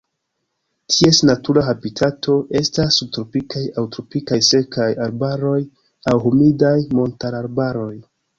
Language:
Esperanto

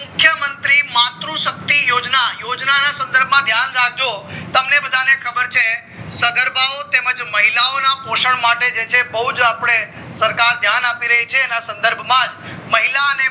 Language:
Gujarati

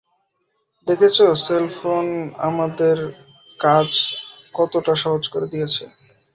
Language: Bangla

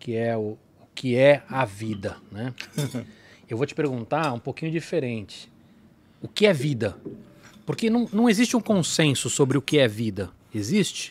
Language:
Portuguese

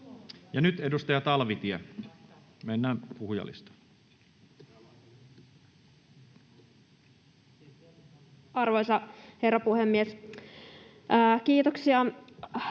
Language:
Finnish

